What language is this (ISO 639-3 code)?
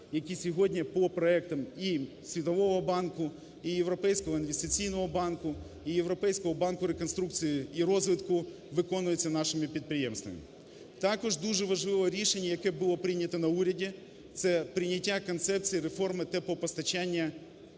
ukr